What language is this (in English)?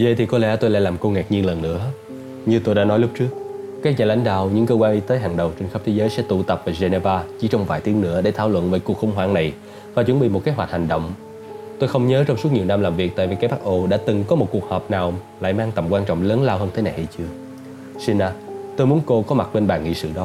Vietnamese